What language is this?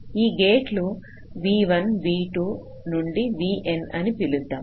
Telugu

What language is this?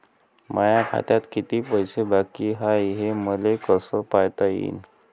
Marathi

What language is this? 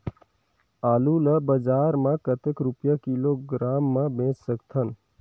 Chhattisgarhi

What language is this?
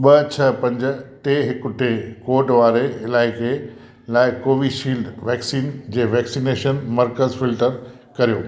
Sindhi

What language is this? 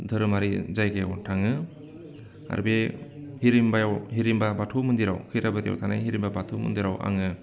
Bodo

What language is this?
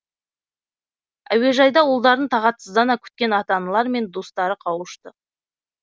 Kazakh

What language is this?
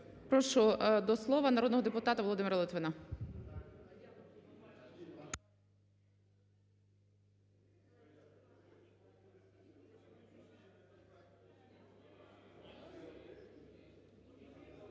Ukrainian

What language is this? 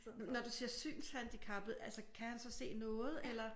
Danish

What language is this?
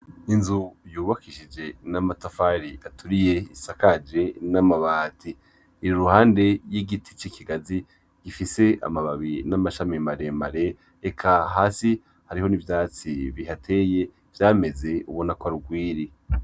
Rundi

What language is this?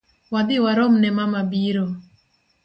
Luo (Kenya and Tanzania)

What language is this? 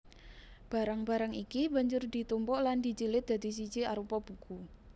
Javanese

